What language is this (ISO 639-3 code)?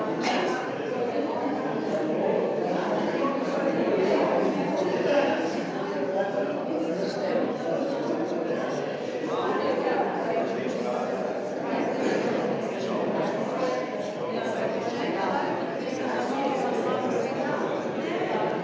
slv